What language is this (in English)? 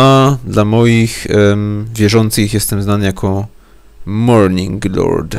Polish